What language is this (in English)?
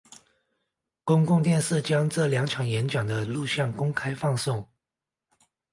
Chinese